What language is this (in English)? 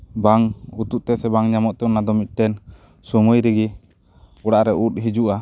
Santali